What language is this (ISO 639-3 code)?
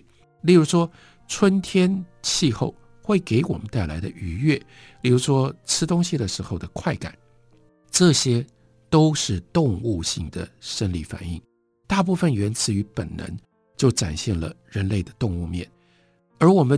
zho